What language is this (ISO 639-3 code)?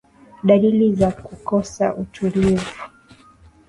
swa